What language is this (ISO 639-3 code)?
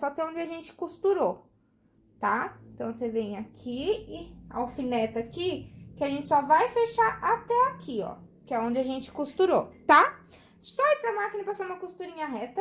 por